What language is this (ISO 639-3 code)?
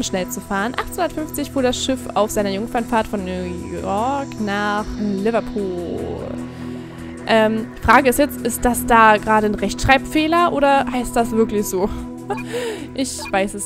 deu